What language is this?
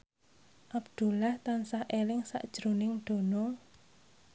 Javanese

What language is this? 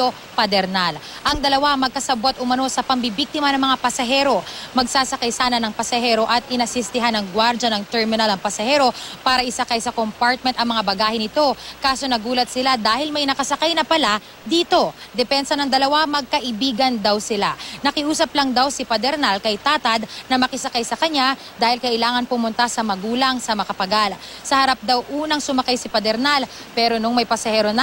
Filipino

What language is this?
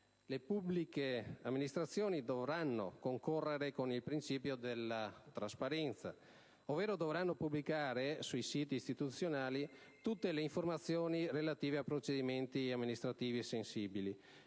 Italian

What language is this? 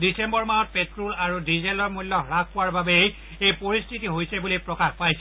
Assamese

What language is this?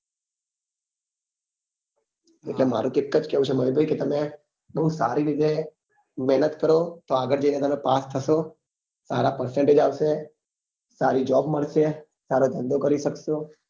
Gujarati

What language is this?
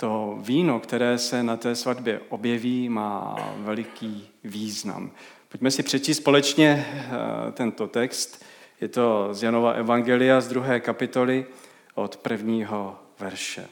Czech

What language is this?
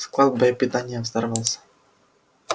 Russian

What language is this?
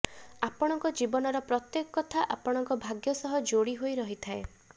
Odia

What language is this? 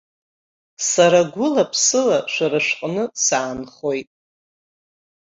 Abkhazian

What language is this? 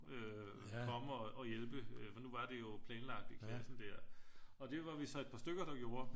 Danish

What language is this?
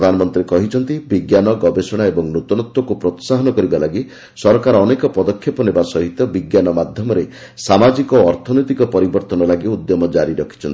Odia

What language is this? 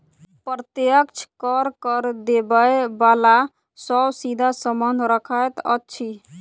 Maithili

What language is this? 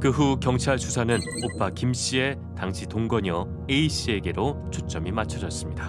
Korean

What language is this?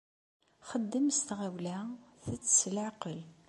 Kabyle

